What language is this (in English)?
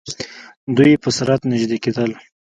Pashto